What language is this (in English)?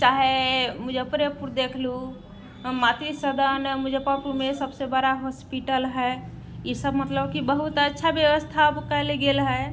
Maithili